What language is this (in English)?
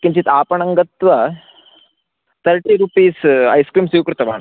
Sanskrit